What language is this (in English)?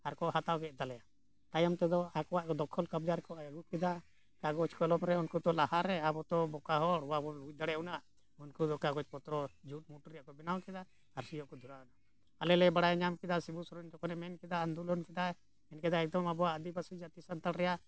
Santali